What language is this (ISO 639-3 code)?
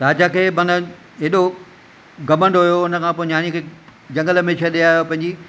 snd